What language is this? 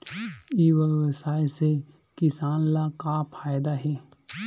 Chhattisgarhi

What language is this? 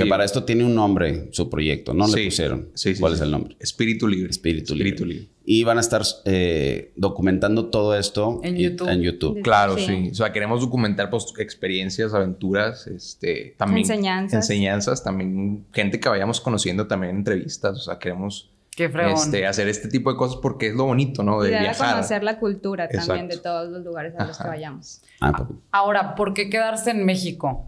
Spanish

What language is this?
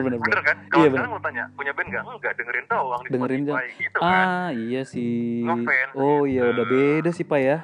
Indonesian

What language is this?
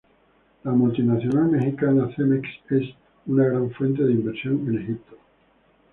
Spanish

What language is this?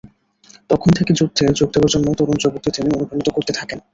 Bangla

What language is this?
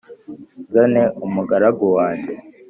Kinyarwanda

